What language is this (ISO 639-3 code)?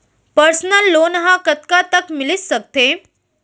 hne